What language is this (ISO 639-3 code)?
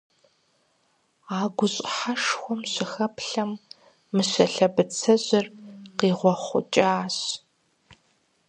kbd